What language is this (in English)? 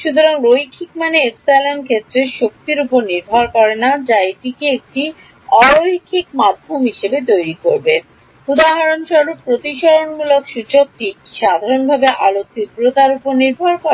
Bangla